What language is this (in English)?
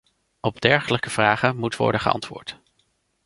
Dutch